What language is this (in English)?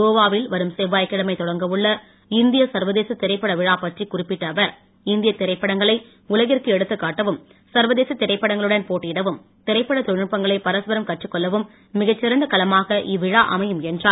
Tamil